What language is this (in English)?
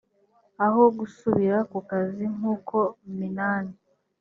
Kinyarwanda